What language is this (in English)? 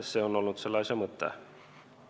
Estonian